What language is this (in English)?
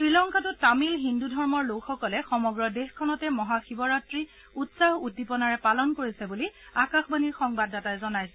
Assamese